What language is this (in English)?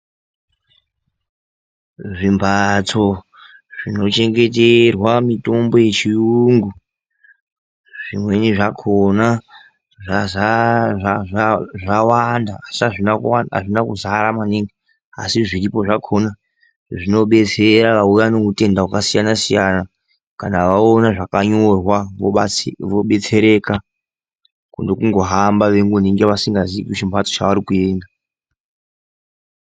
Ndau